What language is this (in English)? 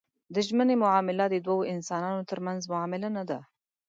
Pashto